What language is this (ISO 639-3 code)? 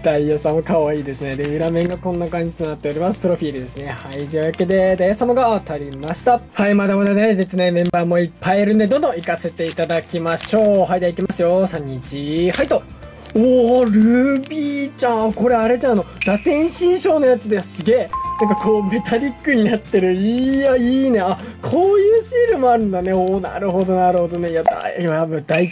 jpn